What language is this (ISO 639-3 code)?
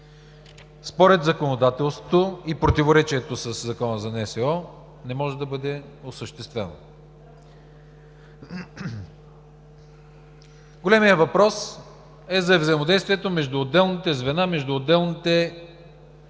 bul